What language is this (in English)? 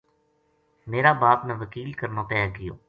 Gujari